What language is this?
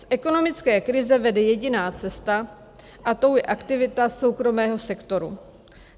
Czech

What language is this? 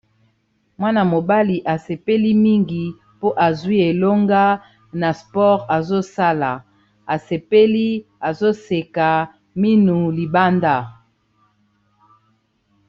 Lingala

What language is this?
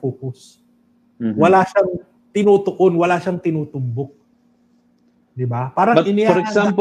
Filipino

